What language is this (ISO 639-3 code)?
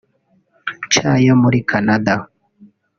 kin